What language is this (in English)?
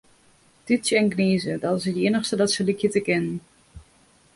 Western Frisian